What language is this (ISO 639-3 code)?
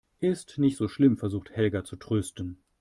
deu